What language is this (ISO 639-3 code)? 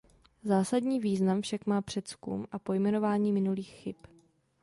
ces